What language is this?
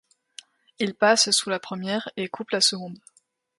French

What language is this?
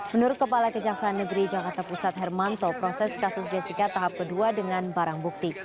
Indonesian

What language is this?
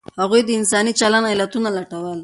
Pashto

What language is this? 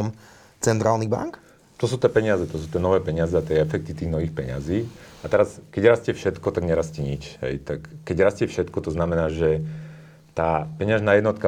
Slovak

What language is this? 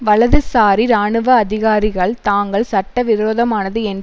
Tamil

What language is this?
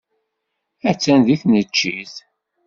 Kabyle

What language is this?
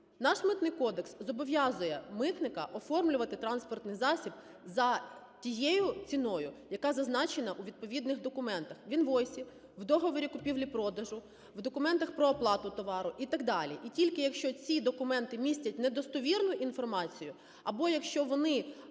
Ukrainian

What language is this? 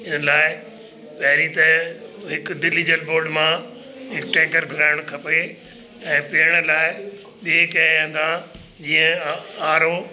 Sindhi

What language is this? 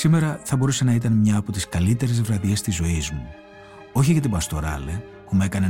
Greek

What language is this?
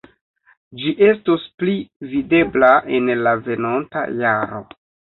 Esperanto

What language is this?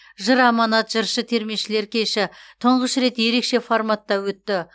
Kazakh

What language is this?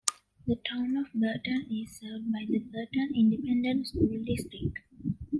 English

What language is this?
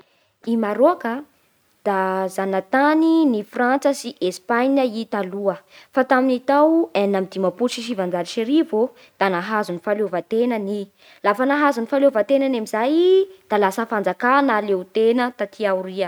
Bara Malagasy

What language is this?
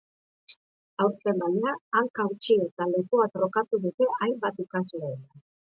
Basque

